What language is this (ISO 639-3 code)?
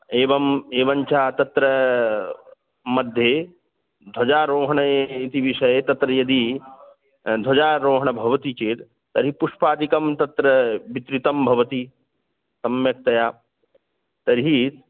san